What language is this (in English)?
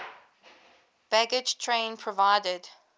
English